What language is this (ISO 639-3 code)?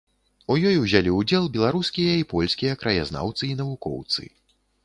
bel